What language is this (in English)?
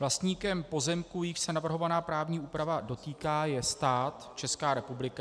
Czech